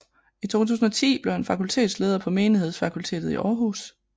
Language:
Danish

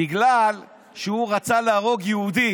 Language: Hebrew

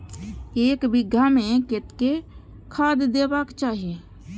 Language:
Maithili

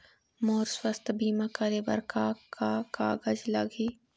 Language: Chhattisgarhi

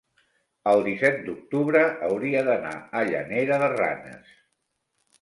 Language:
Catalan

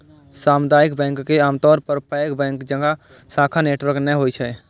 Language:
Maithili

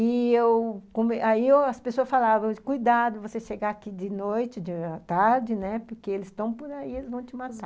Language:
Portuguese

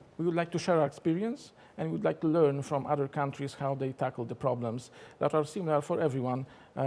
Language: English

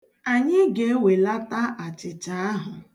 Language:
Igbo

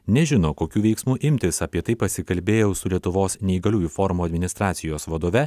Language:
Lithuanian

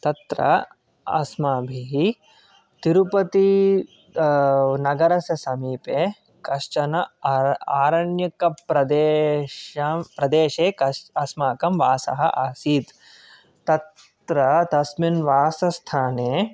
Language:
Sanskrit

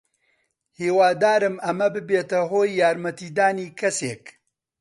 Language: Central Kurdish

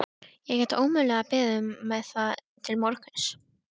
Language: Icelandic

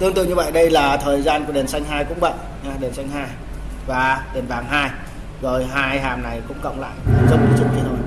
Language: Vietnamese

